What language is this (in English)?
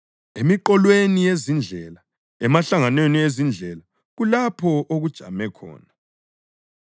North Ndebele